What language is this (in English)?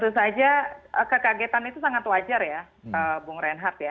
Indonesian